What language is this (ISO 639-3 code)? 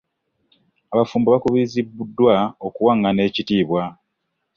lug